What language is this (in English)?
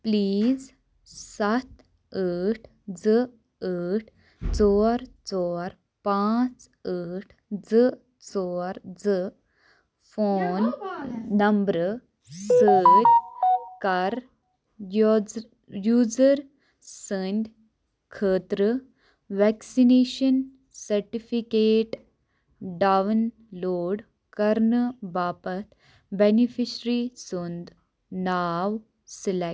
Kashmiri